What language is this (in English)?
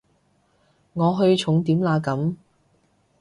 Cantonese